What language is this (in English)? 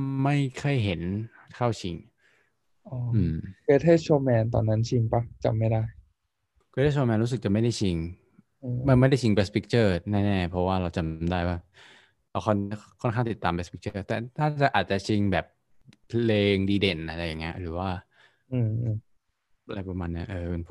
Thai